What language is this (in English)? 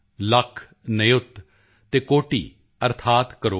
Punjabi